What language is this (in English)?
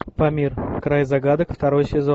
Russian